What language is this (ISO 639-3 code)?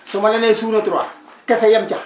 wol